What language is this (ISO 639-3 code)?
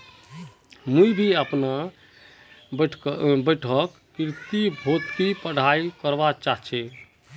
mag